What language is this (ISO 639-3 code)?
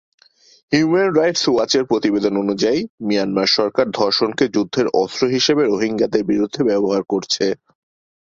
ben